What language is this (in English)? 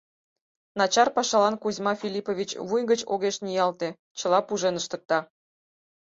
Mari